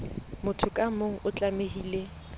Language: Southern Sotho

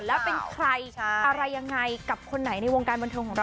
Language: Thai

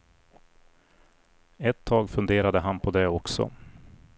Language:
Swedish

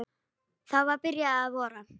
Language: Icelandic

